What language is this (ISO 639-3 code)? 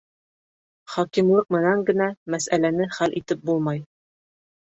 bak